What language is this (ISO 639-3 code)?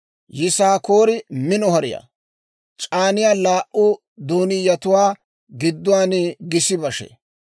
dwr